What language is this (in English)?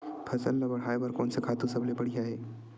Chhattisgarhi